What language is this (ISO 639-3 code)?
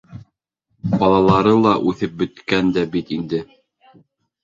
bak